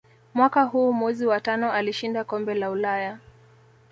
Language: Swahili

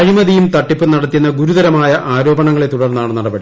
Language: Malayalam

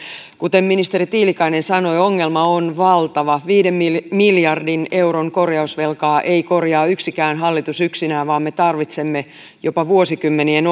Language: Finnish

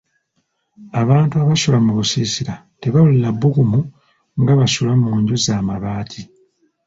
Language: Ganda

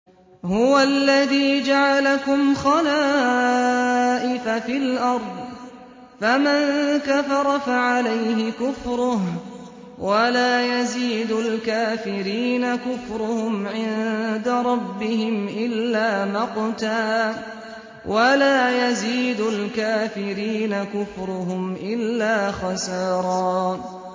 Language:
Arabic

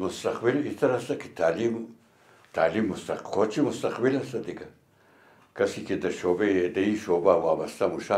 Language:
Arabic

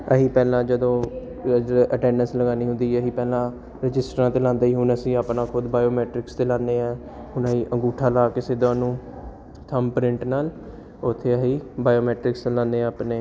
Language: Punjabi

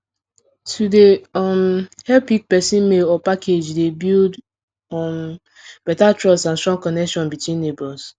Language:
Nigerian Pidgin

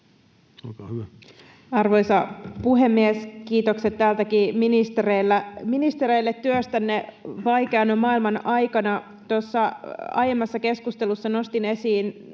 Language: Finnish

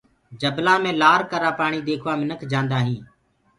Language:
Gurgula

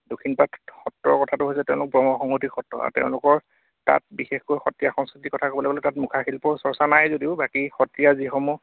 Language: Assamese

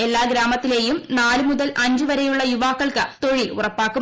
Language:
Malayalam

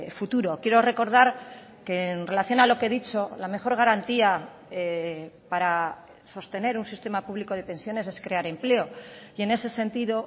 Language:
Spanish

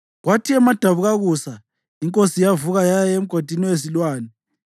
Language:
North Ndebele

